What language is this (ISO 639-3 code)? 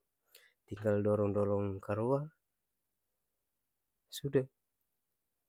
abs